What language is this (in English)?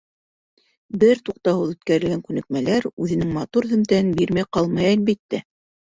Bashkir